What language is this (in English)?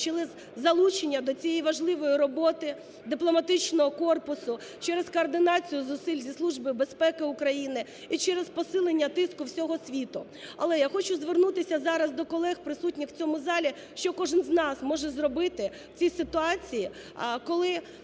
Ukrainian